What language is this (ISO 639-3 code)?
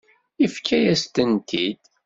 kab